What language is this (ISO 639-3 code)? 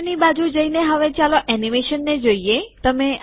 guj